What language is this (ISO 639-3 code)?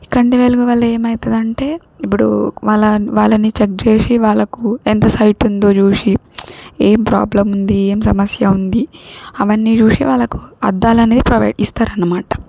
tel